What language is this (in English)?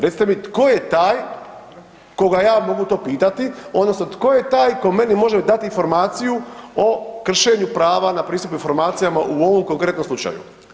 Croatian